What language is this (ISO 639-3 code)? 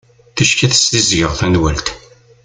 kab